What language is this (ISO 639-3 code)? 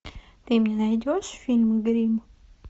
rus